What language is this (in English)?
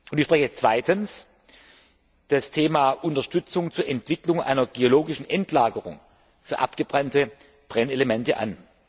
German